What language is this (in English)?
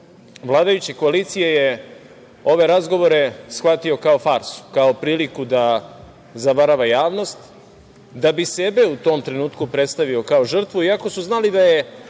Serbian